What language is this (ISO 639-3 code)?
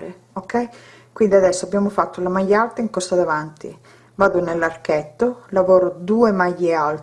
ita